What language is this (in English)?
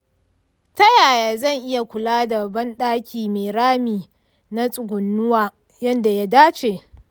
Hausa